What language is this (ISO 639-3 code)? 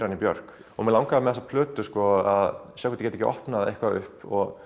isl